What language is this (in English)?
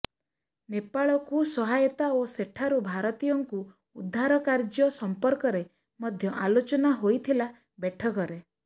Odia